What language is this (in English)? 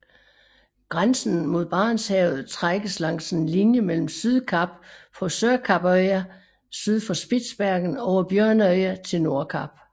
Danish